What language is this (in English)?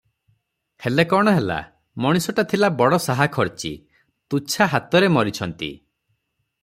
Odia